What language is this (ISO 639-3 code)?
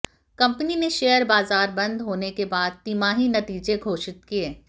hin